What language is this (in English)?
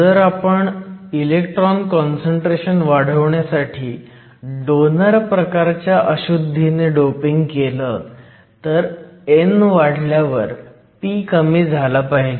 Marathi